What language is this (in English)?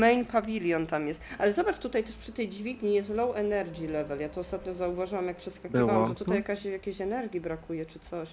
Polish